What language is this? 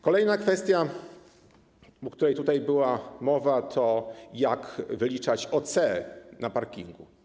Polish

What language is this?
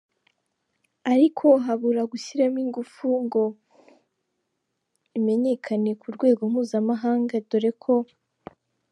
Kinyarwanda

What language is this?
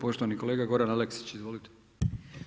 Croatian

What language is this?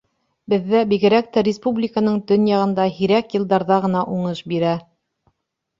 Bashkir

